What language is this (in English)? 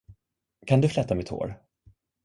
Swedish